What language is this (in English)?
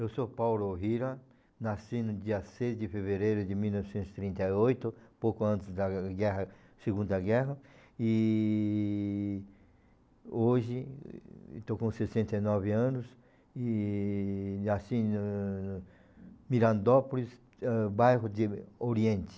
Portuguese